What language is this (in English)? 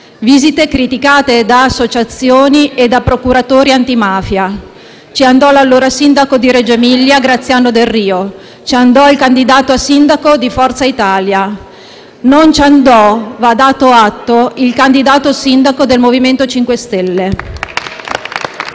Italian